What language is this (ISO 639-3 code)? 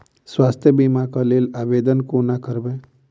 mai